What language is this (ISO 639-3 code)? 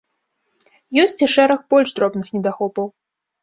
bel